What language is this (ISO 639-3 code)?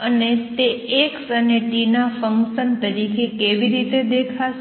guj